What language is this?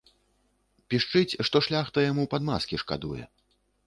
Belarusian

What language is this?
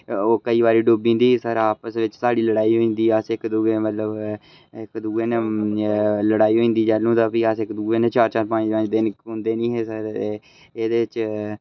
Dogri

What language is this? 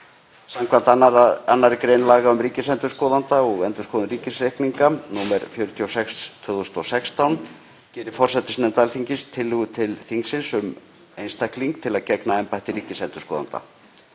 Icelandic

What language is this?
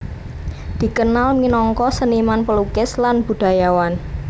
Javanese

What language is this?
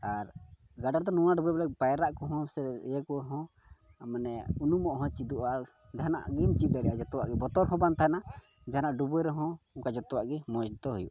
Santali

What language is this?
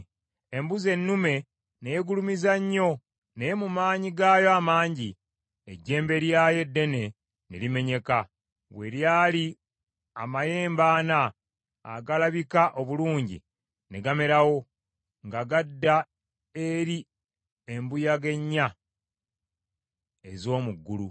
Ganda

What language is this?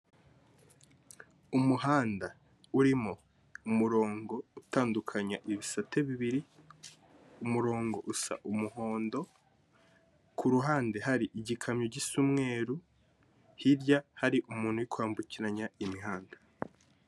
Kinyarwanda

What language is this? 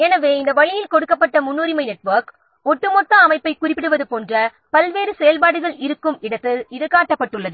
Tamil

